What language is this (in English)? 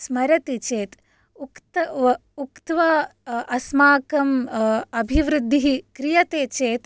Sanskrit